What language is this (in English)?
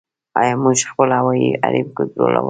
Pashto